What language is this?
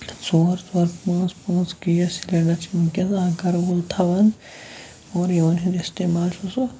Kashmiri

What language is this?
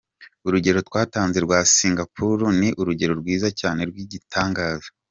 Kinyarwanda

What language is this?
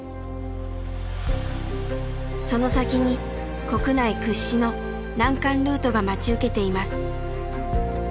Japanese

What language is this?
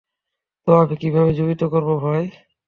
Bangla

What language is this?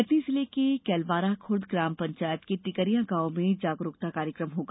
Hindi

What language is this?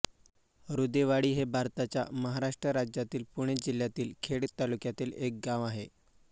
Marathi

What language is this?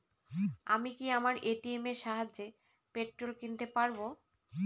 Bangla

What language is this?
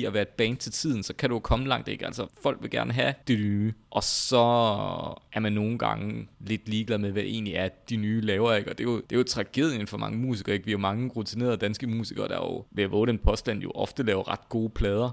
Danish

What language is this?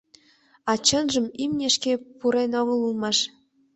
Mari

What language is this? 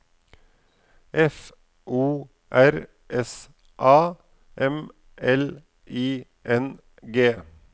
Norwegian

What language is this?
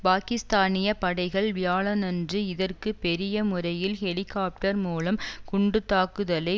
Tamil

